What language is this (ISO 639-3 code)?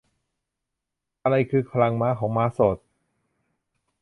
tha